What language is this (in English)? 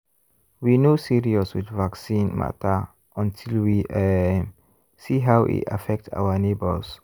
Nigerian Pidgin